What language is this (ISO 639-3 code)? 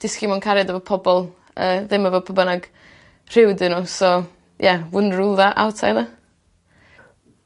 cym